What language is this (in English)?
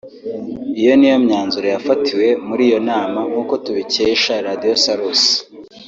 Kinyarwanda